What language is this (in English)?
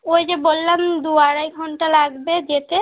Bangla